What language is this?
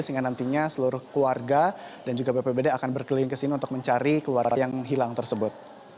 Indonesian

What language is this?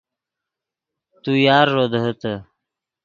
Yidgha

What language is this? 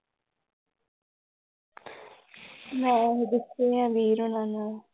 Punjabi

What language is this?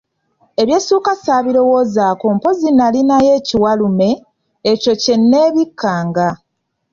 Ganda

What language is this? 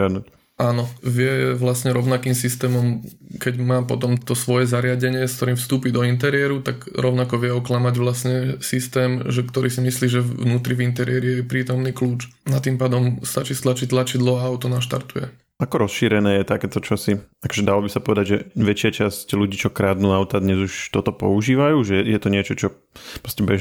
Slovak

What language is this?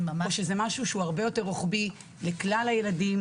Hebrew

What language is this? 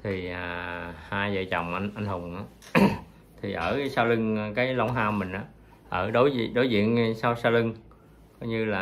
Vietnamese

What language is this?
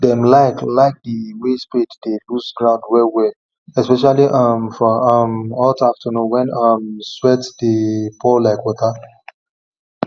Nigerian Pidgin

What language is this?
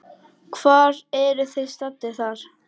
Icelandic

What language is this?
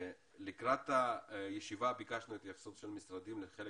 Hebrew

